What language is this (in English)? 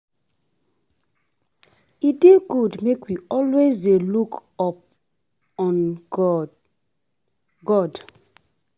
Nigerian Pidgin